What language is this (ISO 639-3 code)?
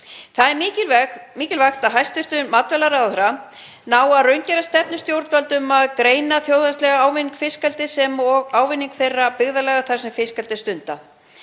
isl